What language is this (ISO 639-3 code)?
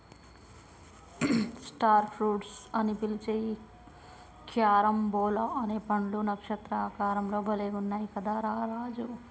tel